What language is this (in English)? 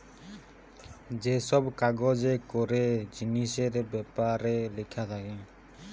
Bangla